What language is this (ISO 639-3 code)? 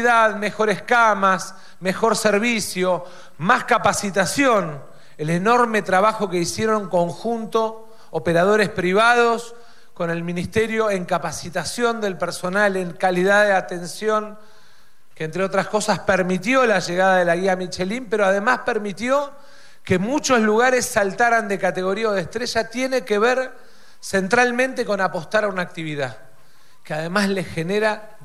spa